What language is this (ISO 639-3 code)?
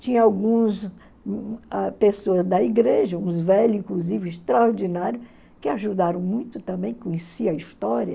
por